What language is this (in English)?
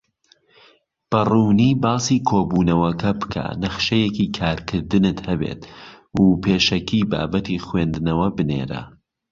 Central Kurdish